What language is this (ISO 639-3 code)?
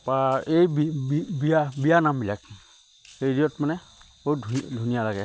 asm